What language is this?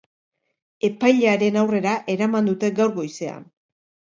Basque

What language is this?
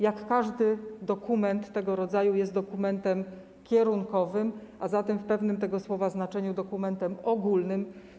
Polish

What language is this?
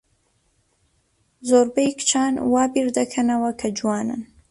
Central Kurdish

